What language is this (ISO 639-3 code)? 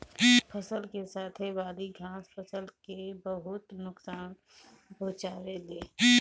bho